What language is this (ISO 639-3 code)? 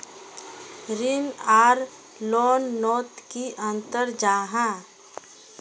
mag